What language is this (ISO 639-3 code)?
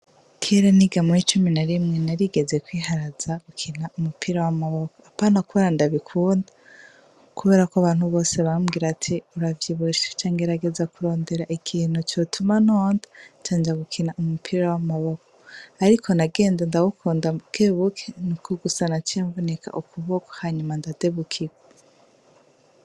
run